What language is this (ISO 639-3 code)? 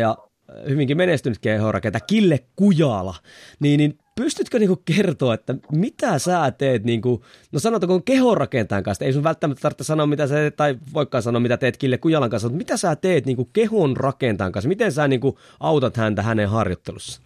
fin